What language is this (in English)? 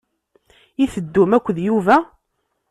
Kabyle